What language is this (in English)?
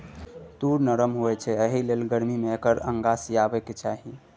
Maithili